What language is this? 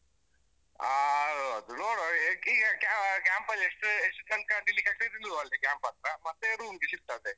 Kannada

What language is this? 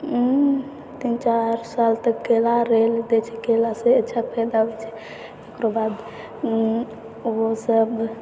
Maithili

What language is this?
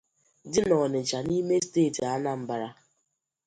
Igbo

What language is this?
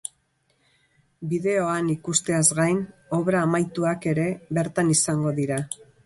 Basque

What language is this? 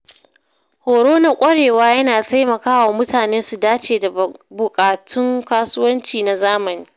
Hausa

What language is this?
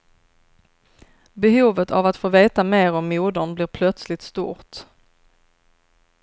Swedish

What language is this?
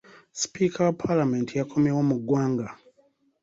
Ganda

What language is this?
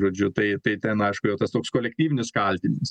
Lithuanian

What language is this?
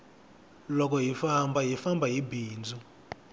Tsonga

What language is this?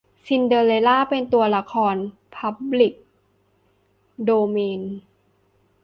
Thai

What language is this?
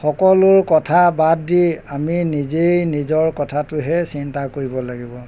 Assamese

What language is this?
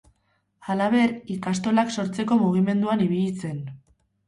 Basque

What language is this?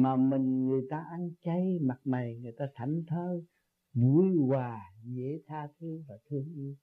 Vietnamese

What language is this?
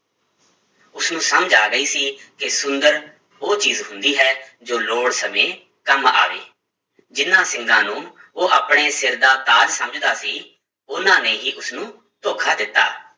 Punjabi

